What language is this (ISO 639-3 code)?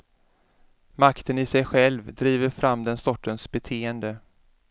swe